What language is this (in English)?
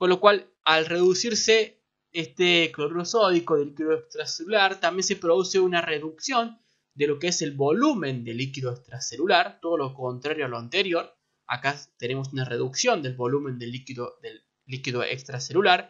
Spanish